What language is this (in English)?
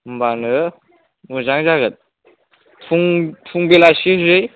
Bodo